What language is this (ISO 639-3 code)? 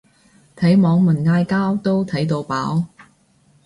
yue